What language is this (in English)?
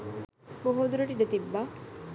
Sinhala